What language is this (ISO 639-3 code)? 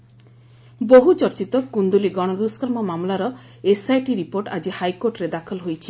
ori